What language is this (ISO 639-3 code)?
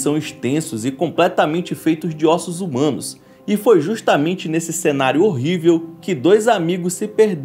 por